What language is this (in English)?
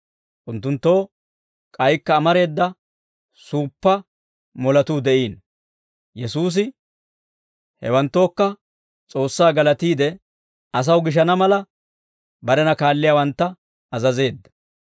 Dawro